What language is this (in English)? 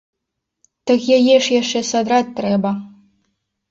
Belarusian